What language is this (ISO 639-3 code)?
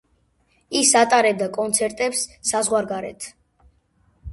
kat